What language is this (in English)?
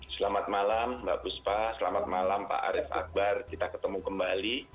Indonesian